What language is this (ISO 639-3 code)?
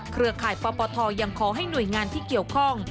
tha